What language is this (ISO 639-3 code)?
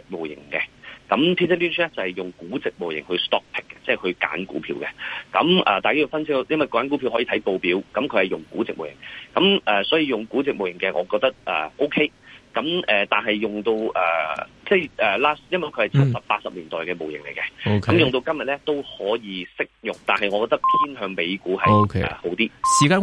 zho